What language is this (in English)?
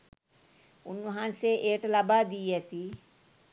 Sinhala